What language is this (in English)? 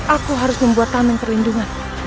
Indonesian